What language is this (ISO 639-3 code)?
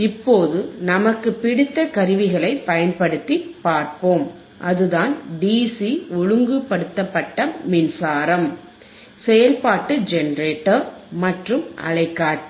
tam